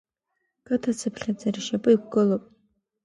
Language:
Abkhazian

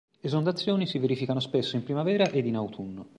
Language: Italian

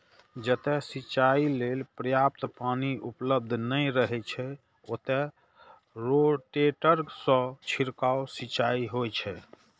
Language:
Maithili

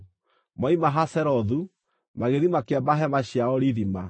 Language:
Kikuyu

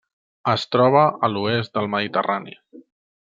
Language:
Catalan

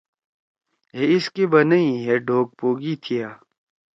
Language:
Torwali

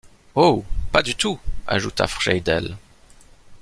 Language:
French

